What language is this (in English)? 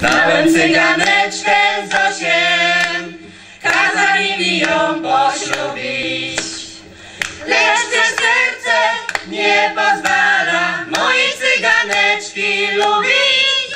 Ukrainian